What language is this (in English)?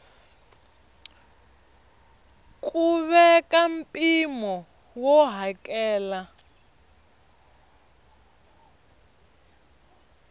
Tsonga